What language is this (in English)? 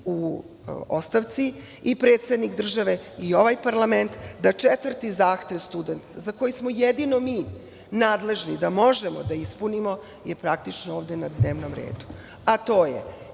Serbian